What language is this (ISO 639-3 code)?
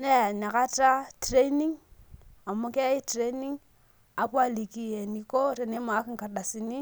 mas